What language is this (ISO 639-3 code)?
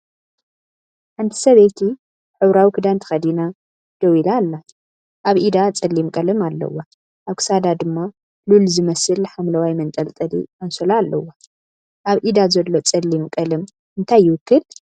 tir